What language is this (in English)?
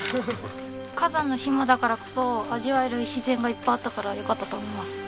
Japanese